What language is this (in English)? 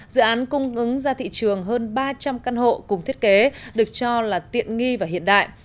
Vietnamese